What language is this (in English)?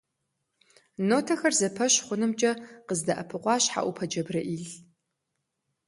Kabardian